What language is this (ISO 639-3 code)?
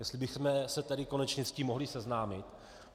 ces